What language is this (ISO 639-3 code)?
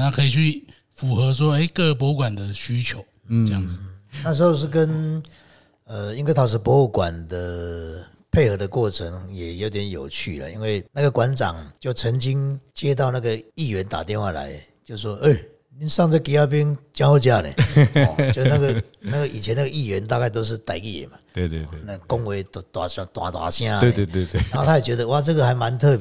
zho